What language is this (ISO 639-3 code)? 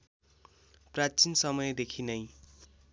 nep